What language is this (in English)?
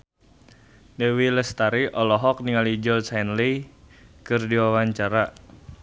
Sundanese